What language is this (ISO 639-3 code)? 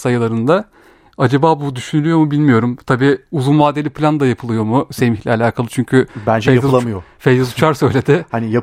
tur